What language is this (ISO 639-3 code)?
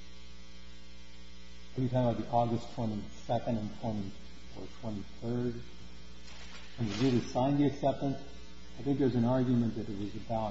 eng